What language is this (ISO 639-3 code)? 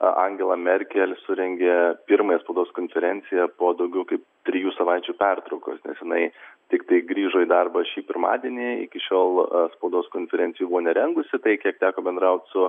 lit